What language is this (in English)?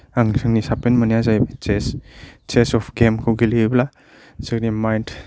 Bodo